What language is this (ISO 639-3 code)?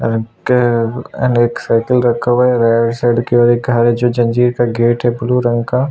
hin